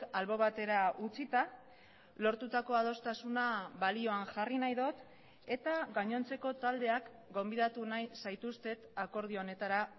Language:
Basque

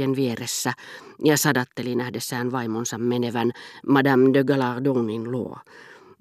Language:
Finnish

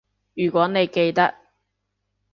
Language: Cantonese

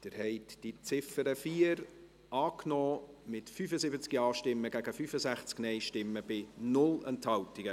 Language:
Swiss German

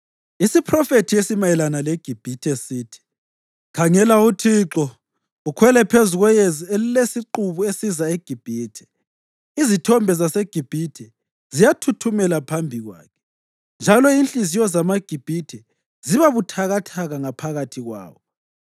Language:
North Ndebele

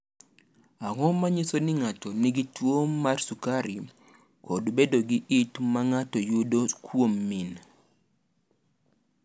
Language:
Luo (Kenya and Tanzania)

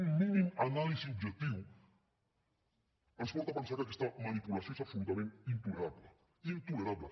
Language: Catalan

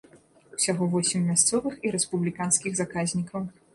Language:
Belarusian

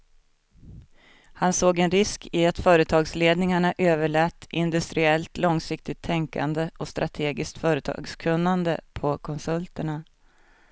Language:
Swedish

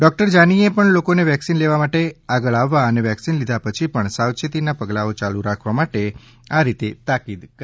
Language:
Gujarati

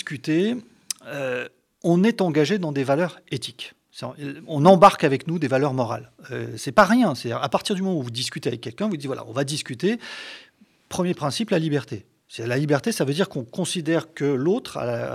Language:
French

